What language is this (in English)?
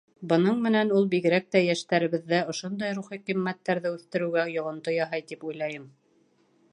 Bashkir